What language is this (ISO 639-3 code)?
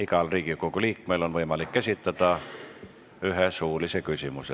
est